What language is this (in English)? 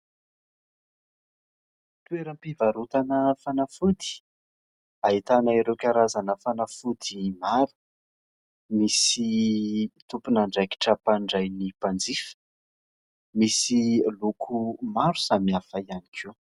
Malagasy